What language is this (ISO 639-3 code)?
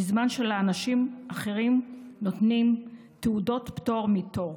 heb